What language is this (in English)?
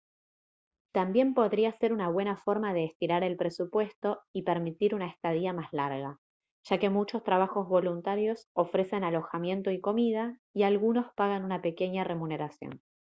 Spanish